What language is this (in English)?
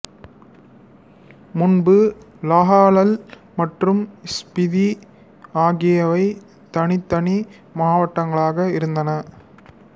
Tamil